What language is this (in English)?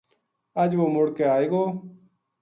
Gujari